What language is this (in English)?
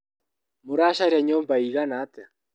Kikuyu